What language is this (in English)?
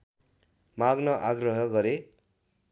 Nepali